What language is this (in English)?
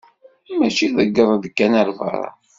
Kabyle